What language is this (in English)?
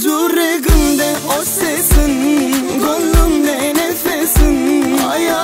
Bulgarian